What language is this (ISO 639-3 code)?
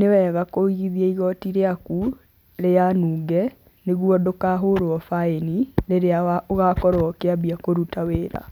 kik